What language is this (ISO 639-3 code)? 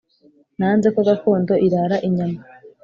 kin